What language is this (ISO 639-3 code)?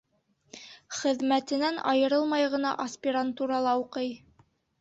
bak